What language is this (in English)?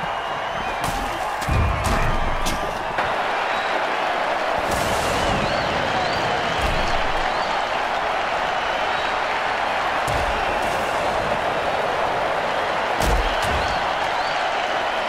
English